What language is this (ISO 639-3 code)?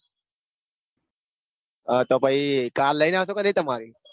guj